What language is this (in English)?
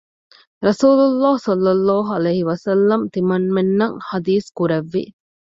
Divehi